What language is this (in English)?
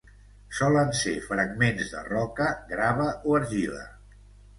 Catalan